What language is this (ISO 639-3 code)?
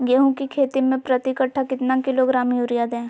mag